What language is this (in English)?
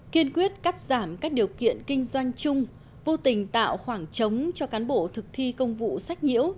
Vietnamese